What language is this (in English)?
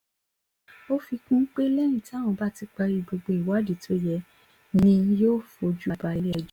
Yoruba